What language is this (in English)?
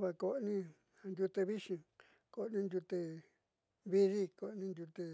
Southeastern Nochixtlán Mixtec